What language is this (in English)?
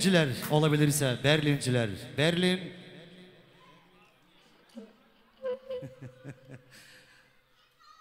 Turkish